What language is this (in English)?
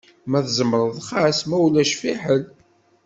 Kabyle